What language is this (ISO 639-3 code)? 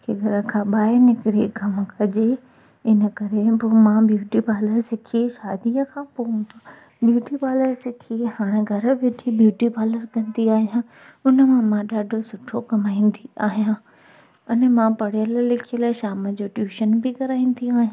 snd